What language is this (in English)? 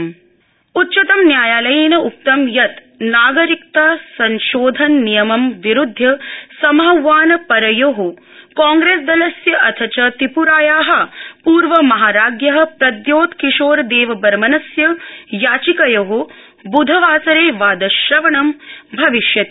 Sanskrit